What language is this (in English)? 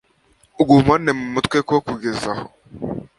Kinyarwanda